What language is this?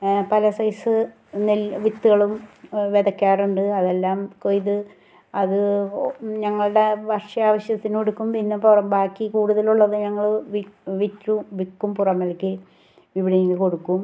Malayalam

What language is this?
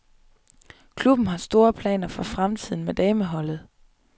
Danish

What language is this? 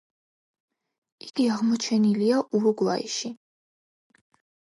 Georgian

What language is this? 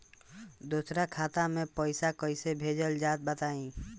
Bhojpuri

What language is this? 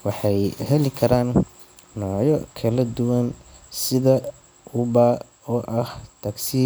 Somali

